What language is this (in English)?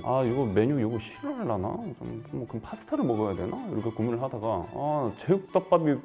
Korean